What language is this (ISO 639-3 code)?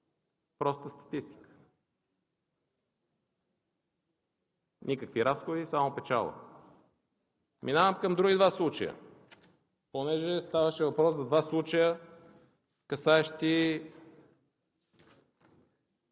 bul